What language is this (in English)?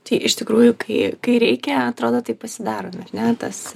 Lithuanian